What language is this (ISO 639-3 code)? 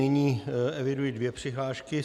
ces